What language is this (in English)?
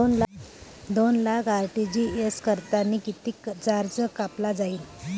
Marathi